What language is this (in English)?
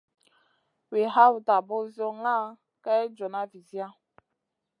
Masana